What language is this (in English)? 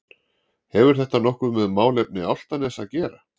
Icelandic